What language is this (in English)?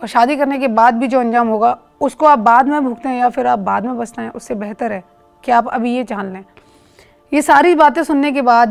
Hindi